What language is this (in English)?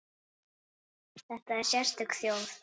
Icelandic